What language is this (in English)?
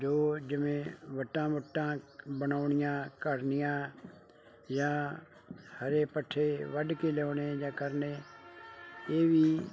Punjabi